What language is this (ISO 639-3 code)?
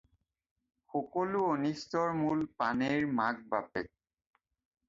asm